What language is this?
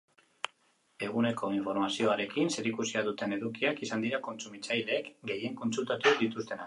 Basque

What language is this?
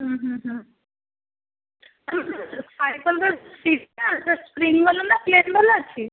Odia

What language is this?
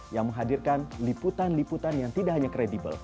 Indonesian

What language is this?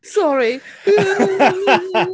Welsh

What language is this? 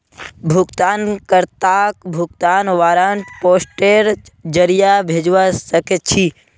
Magahi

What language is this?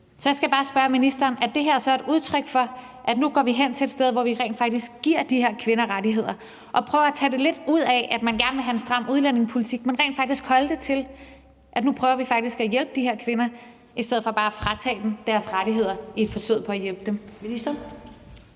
Danish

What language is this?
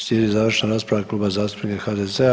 Croatian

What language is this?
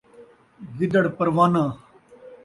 Saraiki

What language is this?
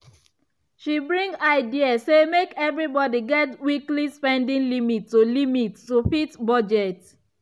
Nigerian Pidgin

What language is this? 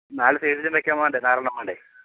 Malayalam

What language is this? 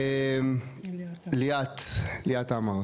Hebrew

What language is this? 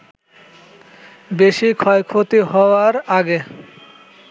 Bangla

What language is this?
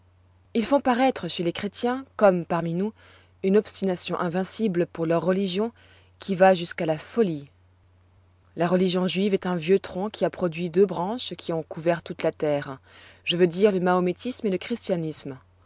French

